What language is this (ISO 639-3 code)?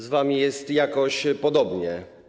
pol